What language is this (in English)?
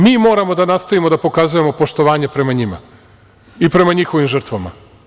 Serbian